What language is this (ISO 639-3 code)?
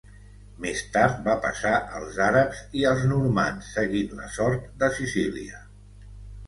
cat